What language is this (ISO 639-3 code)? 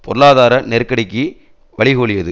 tam